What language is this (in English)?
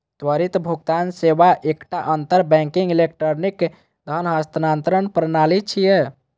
Maithili